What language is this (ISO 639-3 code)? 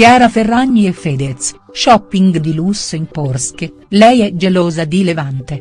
ita